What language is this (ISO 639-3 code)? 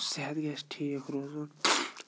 kas